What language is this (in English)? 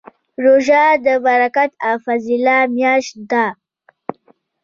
Pashto